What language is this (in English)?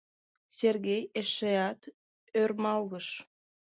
Mari